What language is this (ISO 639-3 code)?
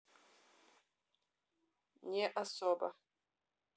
rus